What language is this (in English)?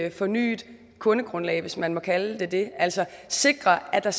Danish